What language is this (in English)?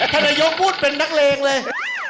Thai